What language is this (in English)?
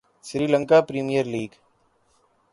Urdu